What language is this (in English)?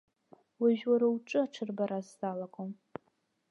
Abkhazian